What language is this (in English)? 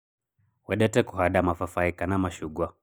Kikuyu